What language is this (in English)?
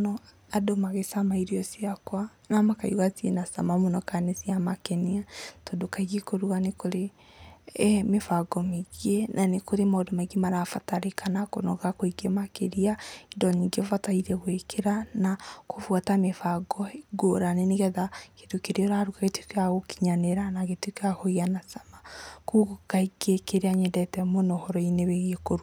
Kikuyu